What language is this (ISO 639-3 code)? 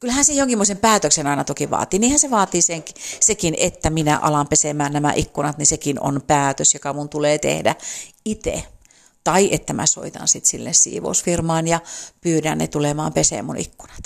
fin